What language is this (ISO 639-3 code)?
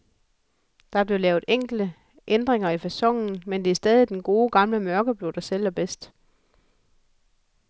dan